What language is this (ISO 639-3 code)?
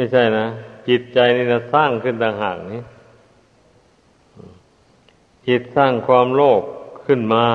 tha